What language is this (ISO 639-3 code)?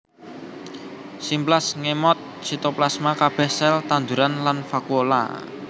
jav